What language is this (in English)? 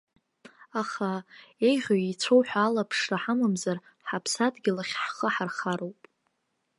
Abkhazian